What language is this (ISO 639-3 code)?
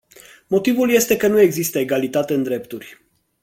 ron